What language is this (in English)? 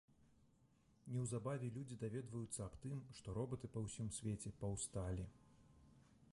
Belarusian